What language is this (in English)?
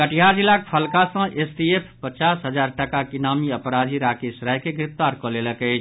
Maithili